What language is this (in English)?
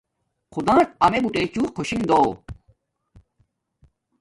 Domaaki